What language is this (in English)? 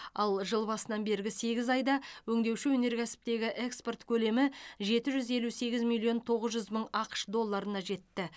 Kazakh